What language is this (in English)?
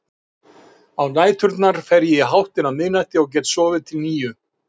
Icelandic